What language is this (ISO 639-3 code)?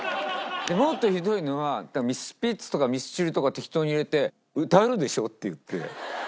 jpn